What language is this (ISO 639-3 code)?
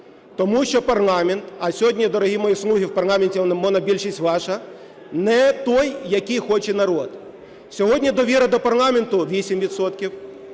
ukr